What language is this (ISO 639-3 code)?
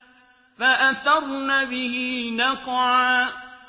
ara